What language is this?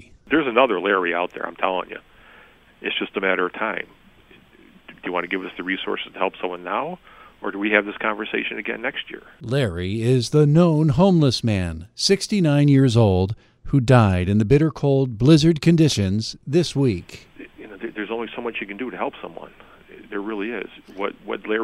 English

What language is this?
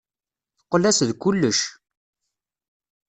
Kabyle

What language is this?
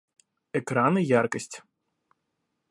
Russian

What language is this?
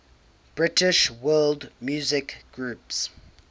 English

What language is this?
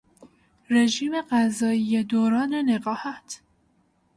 Persian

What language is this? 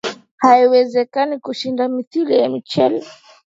Swahili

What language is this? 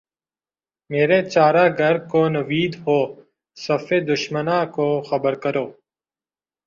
Urdu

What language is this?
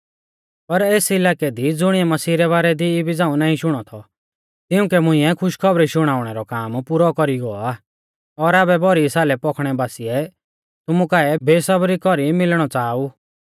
Mahasu Pahari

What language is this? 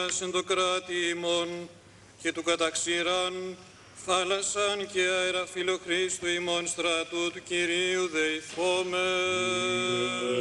Greek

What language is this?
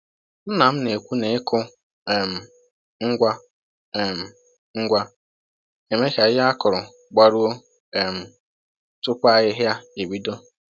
Igbo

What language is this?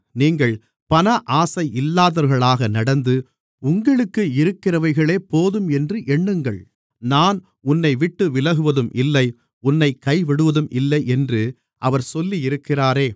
Tamil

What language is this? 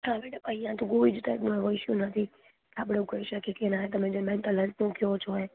Gujarati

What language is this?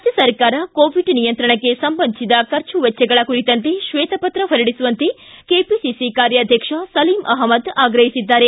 Kannada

